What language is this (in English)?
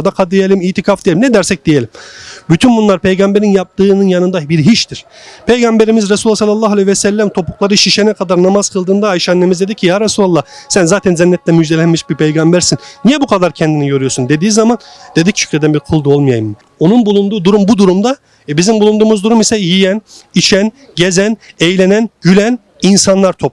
Turkish